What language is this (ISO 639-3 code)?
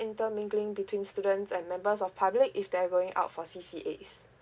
eng